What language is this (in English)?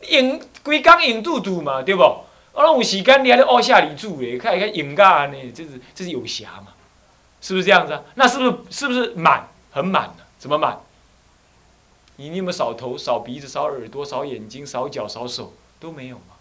Chinese